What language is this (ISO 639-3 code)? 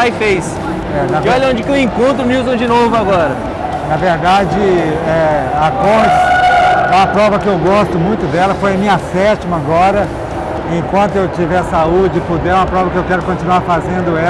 por